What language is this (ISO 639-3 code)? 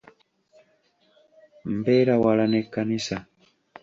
lug